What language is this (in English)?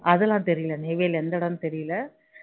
Tamil